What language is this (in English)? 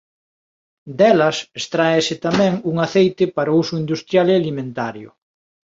Galician